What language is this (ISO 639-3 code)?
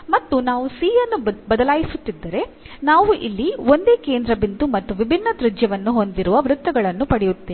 kan